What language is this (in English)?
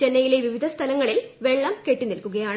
Malayalam